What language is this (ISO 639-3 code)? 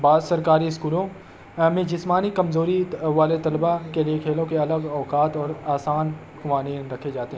urd